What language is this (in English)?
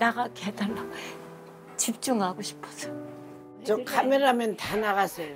Korean